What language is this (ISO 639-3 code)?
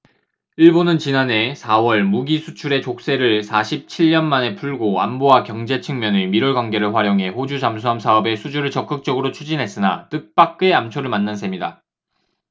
kor